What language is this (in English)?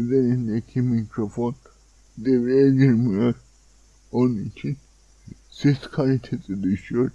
Turkish